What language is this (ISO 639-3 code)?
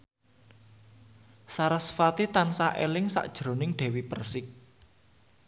jav